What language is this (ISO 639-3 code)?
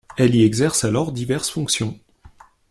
fra